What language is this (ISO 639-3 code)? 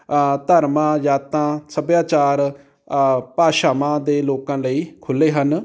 pan